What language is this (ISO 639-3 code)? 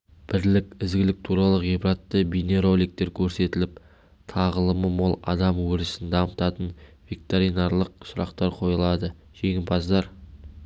kaz